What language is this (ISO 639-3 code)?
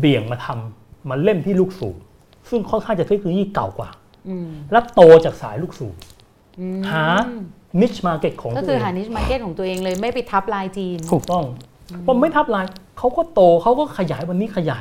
tha